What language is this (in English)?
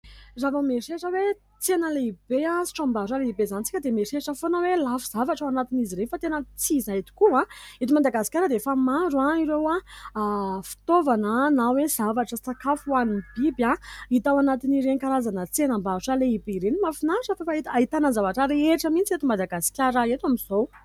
Malagasy